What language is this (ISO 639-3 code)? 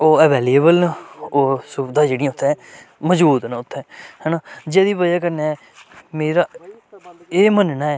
doi